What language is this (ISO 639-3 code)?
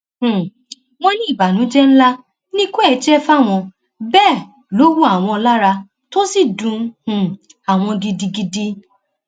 yor